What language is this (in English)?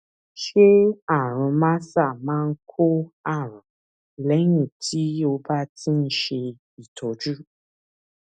Yoruba